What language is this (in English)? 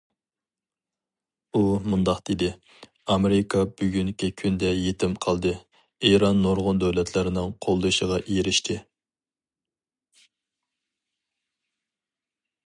Uyghur